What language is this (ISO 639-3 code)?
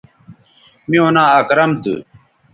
btv